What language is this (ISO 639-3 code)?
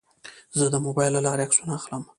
pus